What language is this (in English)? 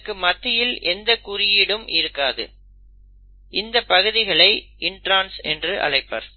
Tamil